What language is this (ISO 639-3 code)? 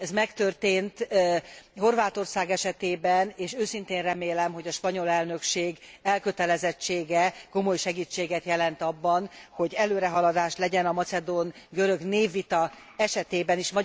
hun